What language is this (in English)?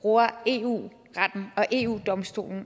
Danish